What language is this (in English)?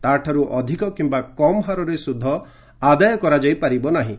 Odia